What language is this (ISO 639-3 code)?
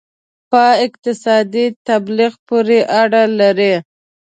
pus